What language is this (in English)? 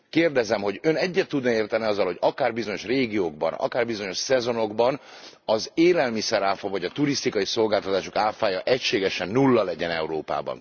Hungarian